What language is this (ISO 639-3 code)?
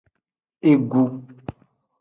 ajg